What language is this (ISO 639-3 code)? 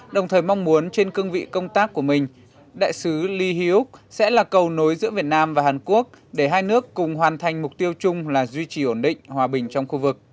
vie